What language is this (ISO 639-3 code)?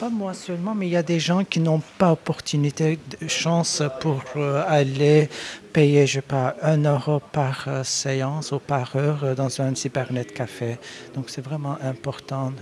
fra